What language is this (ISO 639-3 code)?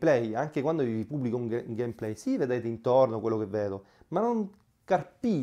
ita